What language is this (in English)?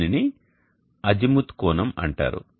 Telugu